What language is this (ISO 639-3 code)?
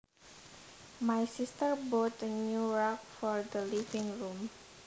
jav